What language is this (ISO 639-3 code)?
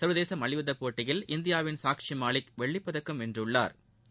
tam